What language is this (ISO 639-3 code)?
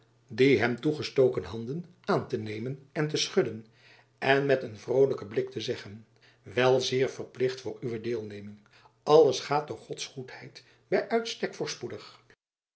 nld